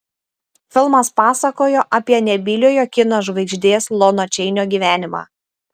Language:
Lithuanian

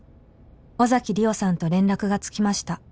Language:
Japanese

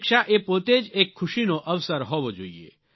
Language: Gujarati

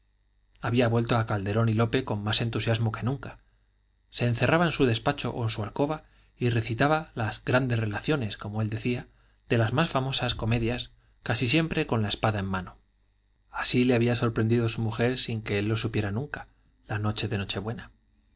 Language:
Spanish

